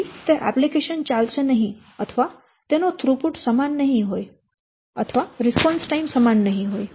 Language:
Gujarati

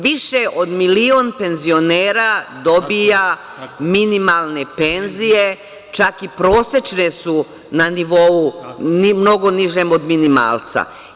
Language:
Serbian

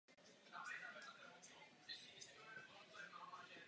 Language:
Czech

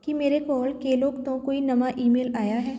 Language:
Punjabi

